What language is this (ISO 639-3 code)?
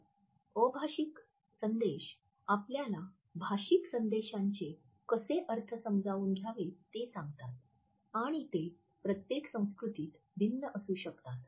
mar